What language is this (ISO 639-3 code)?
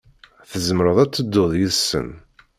kab